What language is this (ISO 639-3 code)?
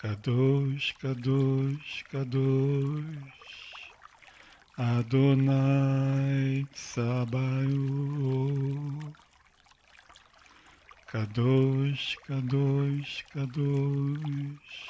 rus